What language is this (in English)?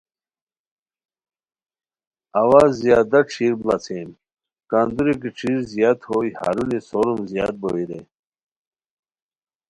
Khowar